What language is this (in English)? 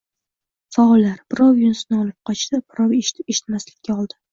Uzbek